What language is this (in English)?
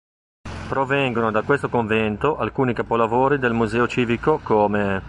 Italian